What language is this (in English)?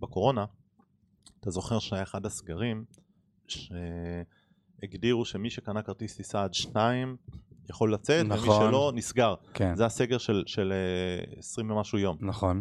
Hebrew